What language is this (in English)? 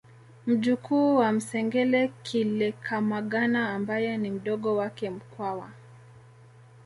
Swahili